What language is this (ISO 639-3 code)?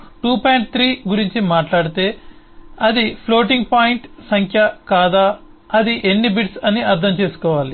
tel